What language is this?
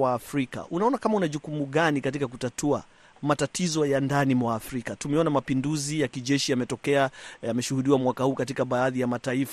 Swahili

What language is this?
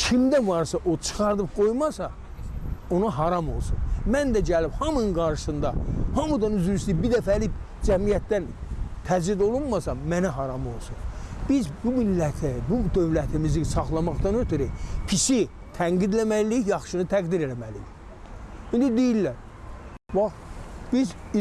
Azerbaijani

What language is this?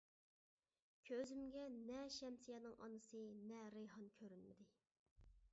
Uyghur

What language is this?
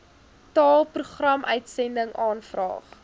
Afrikaans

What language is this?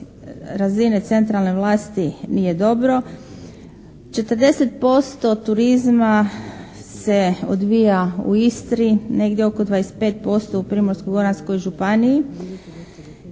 Croatian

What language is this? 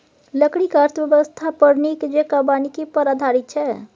Maithili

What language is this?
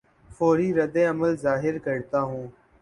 Urdu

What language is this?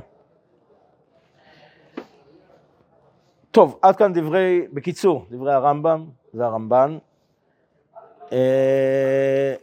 Hebrew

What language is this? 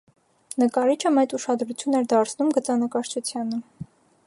Armenian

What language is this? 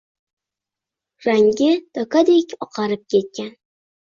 Uzbek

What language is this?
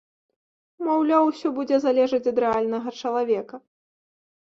Belarusian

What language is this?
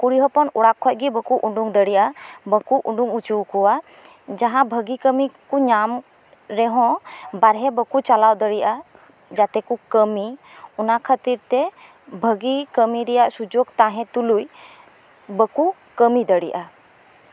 Santali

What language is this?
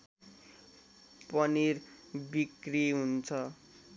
Nepali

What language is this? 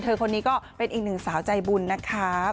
Thai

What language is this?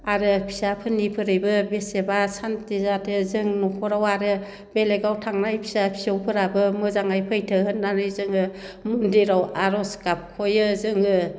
Bodo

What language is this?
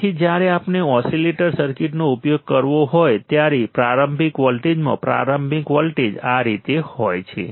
Gujarati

